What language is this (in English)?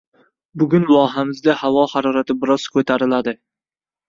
Uzbek